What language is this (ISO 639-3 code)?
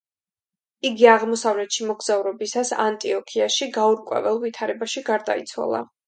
kat